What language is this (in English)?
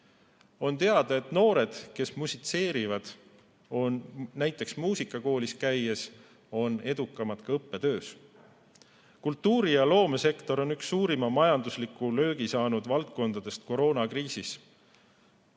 Estonian